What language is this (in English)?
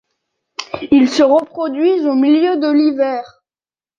French